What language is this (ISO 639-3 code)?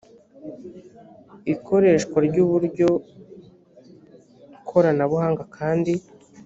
kin